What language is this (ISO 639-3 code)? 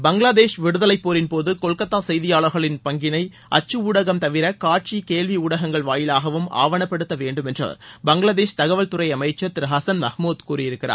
tam